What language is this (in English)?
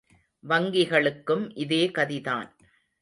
Tamil